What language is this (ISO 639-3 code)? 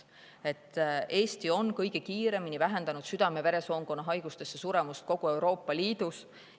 est